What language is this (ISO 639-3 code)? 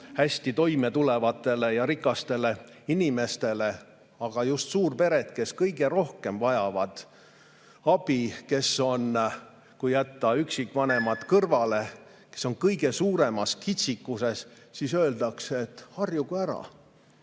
est